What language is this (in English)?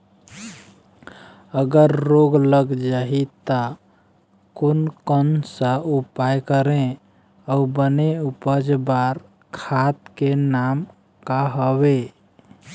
Chhattisgarhi